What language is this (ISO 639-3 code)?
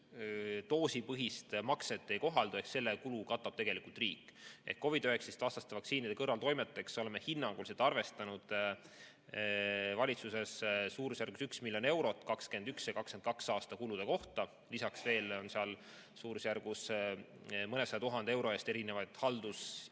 est